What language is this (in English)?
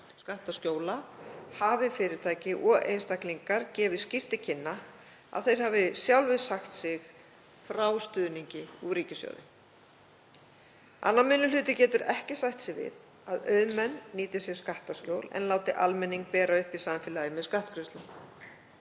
Icelandic